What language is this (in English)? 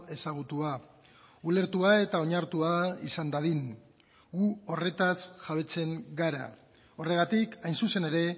Basque